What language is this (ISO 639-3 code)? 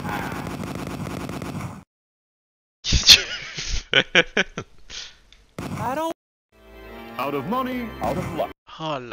fra